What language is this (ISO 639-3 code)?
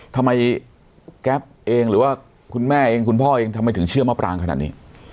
tha